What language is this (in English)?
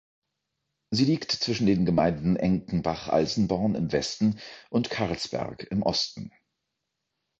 German